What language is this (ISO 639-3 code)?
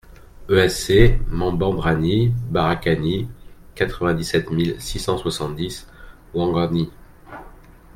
fra